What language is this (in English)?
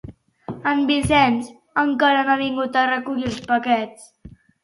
Catalan